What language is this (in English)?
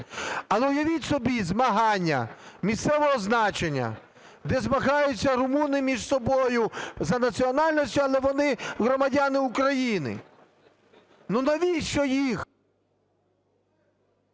Ukrainian